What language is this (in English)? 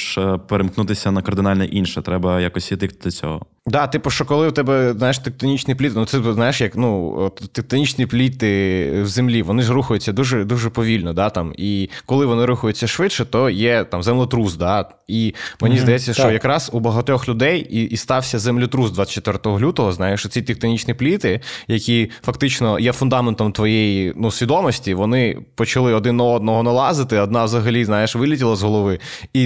Ukrainian